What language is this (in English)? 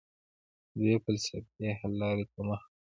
Pashto